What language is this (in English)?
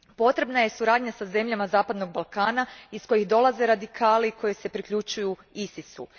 Croatian